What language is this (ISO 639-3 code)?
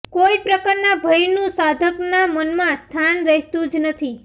guj